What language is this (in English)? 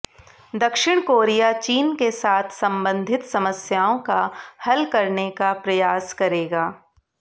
Hindi